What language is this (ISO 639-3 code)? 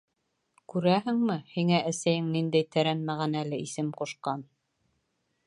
bak